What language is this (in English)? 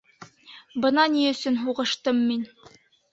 Bashkir